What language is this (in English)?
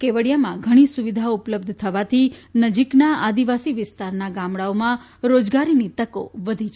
Gujarati